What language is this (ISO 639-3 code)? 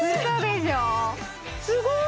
jpn